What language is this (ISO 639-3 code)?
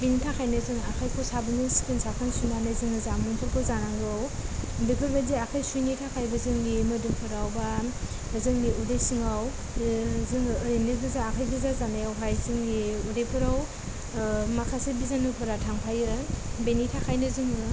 brx